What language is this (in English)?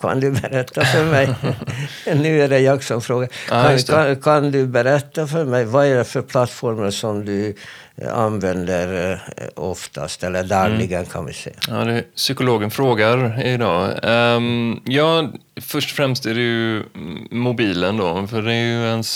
Swedish